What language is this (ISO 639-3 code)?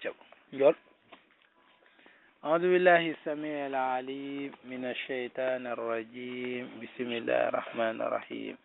ara